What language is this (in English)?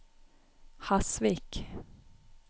Norwegian